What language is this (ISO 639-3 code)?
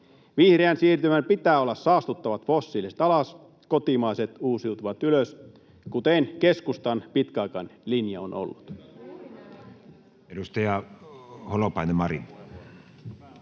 fin